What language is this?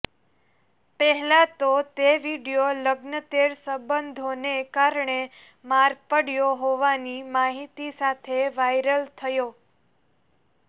Gujarati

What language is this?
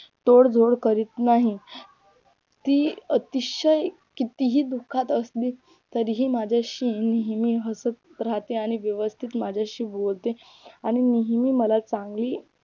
Marathi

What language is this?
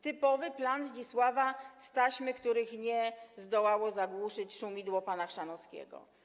Polish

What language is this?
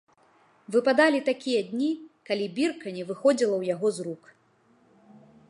Belarusian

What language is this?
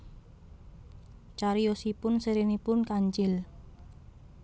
Javanese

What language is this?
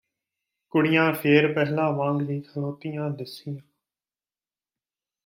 Punjabi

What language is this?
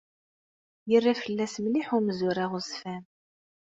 Kabyle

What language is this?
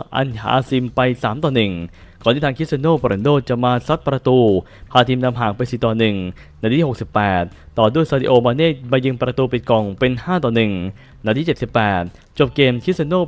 Thai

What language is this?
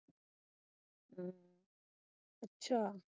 Punjabi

